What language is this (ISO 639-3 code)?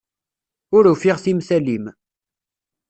kab